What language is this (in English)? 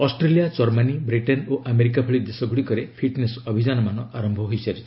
Odia